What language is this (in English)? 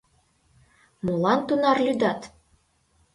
Mari